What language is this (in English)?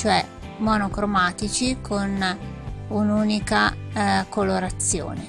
Italian